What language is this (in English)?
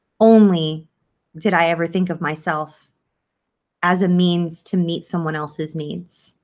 English